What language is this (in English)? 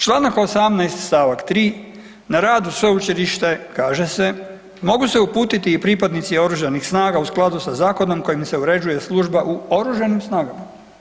Croatian